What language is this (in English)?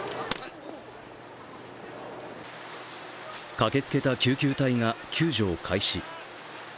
Japanese